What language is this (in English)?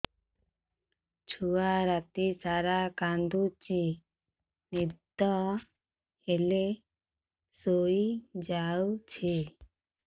Odia